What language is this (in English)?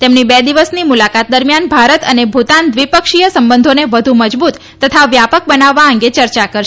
Gujarati